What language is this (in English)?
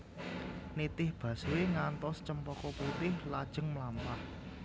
Javanese